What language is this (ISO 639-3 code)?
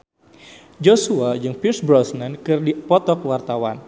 sun